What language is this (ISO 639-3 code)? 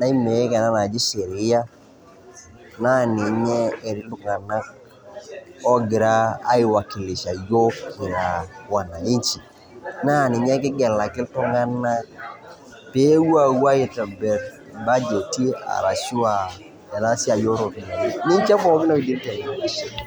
mas